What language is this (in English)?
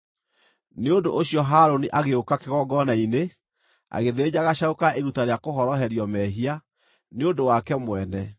Kikuyu